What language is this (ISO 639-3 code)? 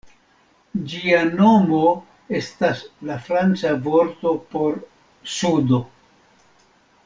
epo